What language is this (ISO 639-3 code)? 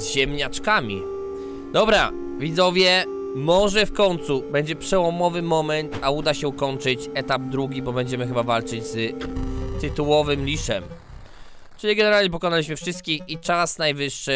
pol